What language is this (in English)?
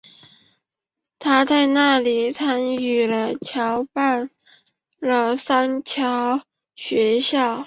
Chinese